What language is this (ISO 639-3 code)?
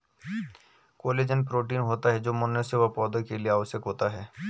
hin